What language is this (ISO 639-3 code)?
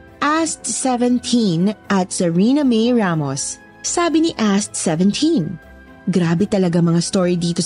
fil